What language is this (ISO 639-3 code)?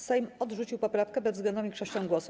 pol